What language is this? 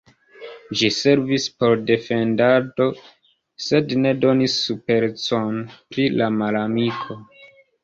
Esperanto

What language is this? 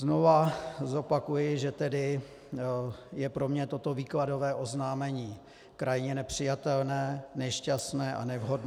Czech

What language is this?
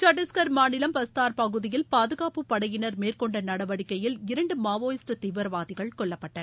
Tamil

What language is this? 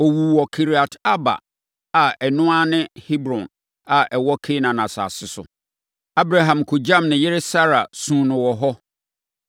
Akan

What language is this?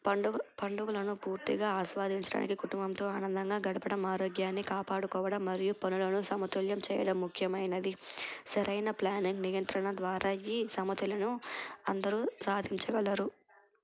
Telugu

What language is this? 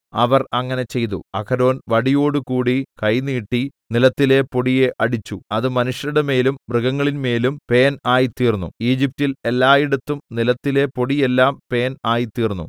Malayalam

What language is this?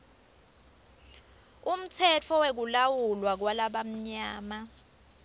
Swati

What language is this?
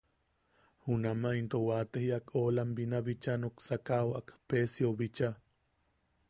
Yaqui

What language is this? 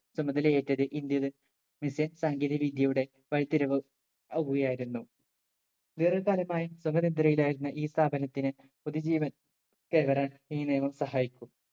Malayalam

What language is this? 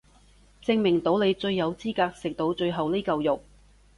Cantonese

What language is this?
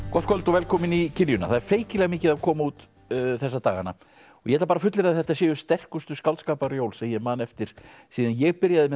Icelandic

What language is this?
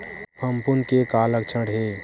Chhattisgarhi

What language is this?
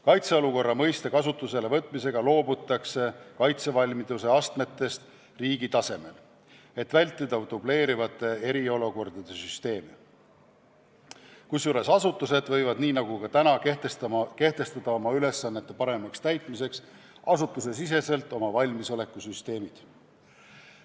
Estonian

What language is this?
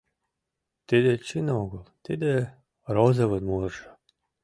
Mari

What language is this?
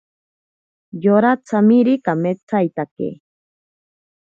Ashéninka Perené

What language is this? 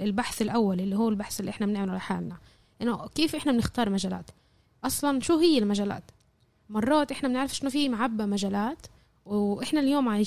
Arabic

